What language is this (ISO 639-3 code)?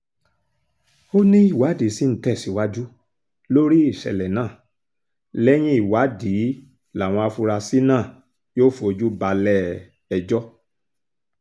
yor